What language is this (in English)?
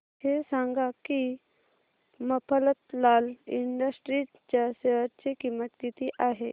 Marathi